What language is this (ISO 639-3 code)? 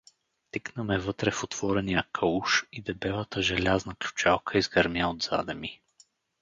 bul